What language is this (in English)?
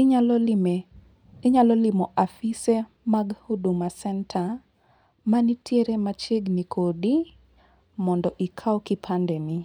Luo (Kenya and Tanzania)